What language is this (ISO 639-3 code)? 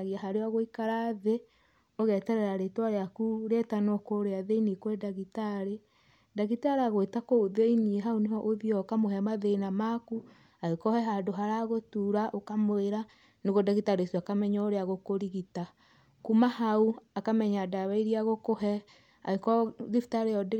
kik